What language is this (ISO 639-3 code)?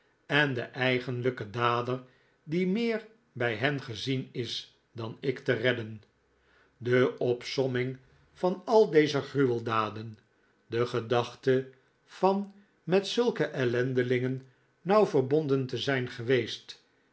nld